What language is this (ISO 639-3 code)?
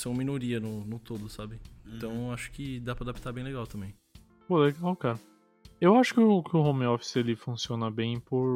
por